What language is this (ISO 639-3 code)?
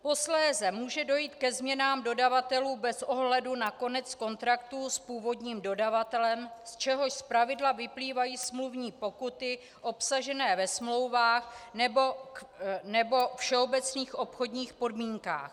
ces